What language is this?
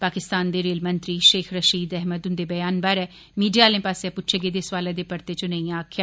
Dogri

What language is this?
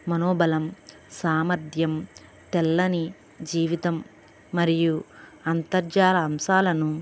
Telugu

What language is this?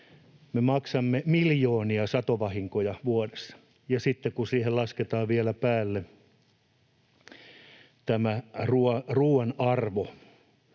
Finnish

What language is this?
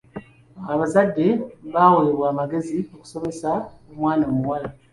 Ganda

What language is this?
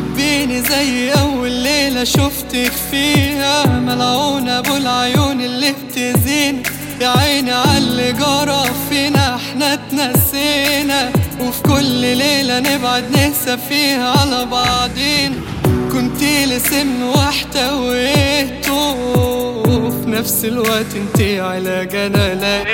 Arabic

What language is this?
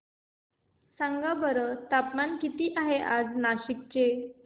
Marathi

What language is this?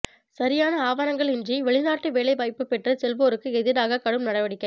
Tamil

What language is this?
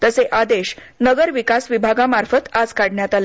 Marathi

